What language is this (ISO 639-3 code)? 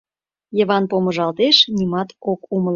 chm